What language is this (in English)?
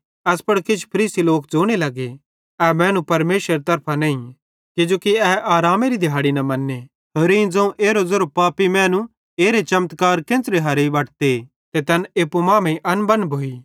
Bhadrawahi